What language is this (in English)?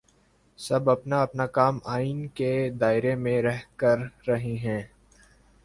Urdu